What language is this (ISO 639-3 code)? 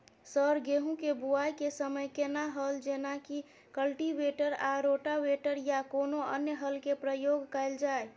mai